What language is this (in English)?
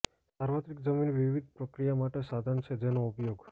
Gujarati